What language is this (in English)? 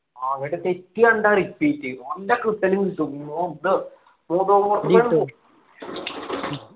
Malayalam